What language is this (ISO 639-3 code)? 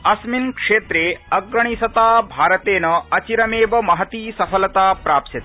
san